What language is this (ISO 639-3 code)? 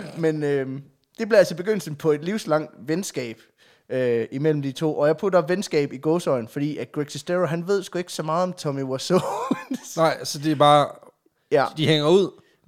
dan